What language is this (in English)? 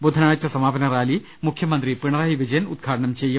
Malayalam